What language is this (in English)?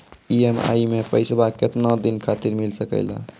Maithili